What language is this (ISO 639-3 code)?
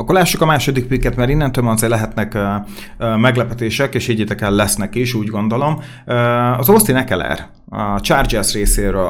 hun